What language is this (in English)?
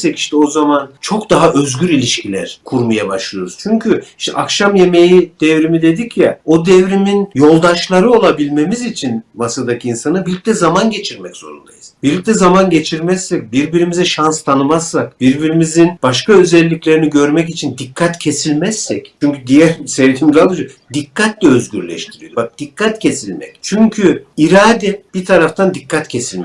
Turkish